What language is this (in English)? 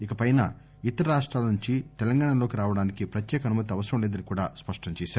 Telugu